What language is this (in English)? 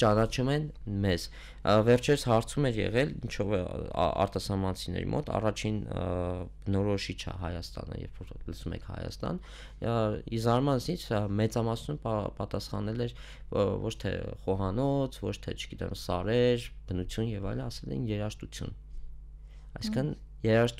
Romanian